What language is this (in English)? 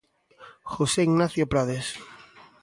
Galician